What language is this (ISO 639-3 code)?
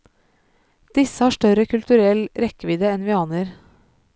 nor